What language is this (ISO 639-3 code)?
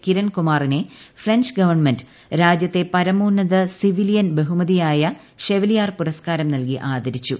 mal